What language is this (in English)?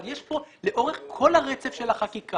Hebrew